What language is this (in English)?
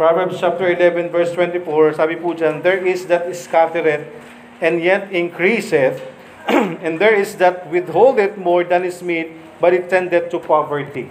Filipino